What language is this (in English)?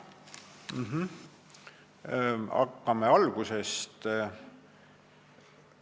Estonian